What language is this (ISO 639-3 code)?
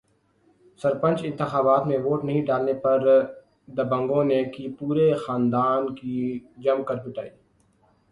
urd